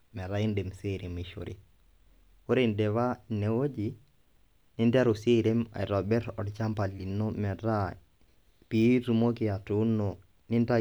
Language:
Masai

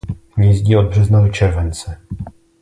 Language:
Czech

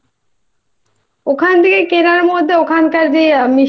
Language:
Bangla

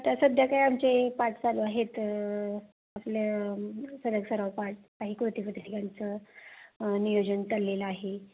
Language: Marathi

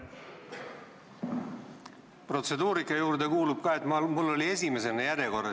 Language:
Estonian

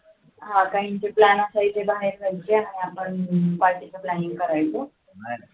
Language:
Marathi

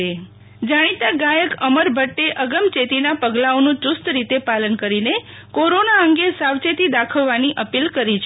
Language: Gujarati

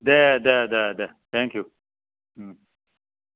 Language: Bodo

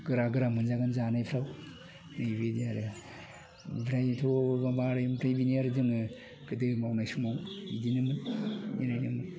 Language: Bodo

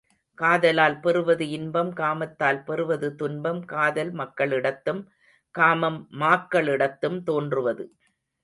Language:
Tamil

